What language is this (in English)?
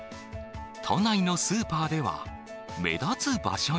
Japanese